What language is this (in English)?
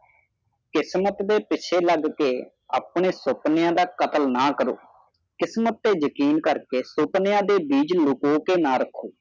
Punjabi